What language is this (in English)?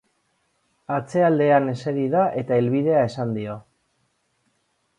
Basque